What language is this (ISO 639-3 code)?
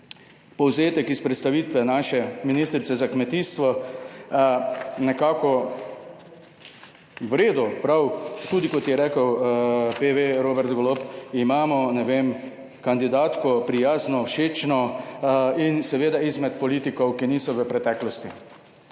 slv